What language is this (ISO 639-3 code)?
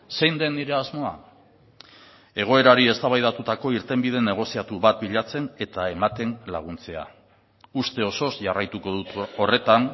eus